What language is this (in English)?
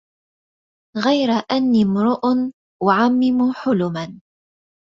Arabic